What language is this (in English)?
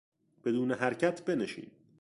Persian